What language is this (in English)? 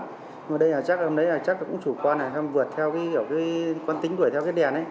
Vietnamese